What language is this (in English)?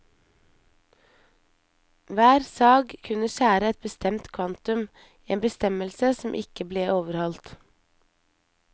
Norwegian